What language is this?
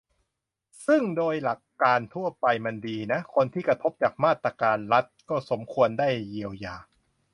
Thai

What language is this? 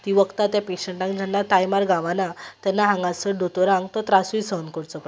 Konkani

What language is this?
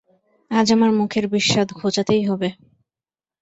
Bangla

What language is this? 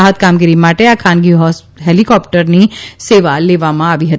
Gujarati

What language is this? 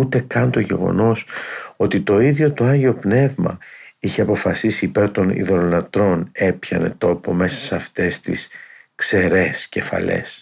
Greek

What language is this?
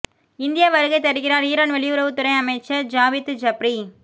Tamil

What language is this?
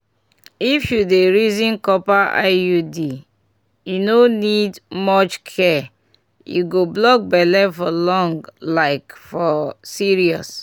Nigerian Pidgin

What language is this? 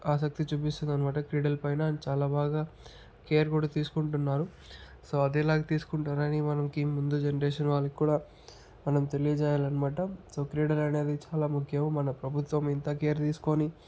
Telugu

